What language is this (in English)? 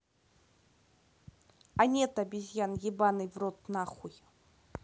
Russian